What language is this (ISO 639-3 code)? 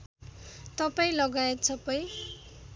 nep